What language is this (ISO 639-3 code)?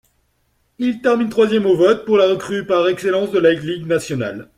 fra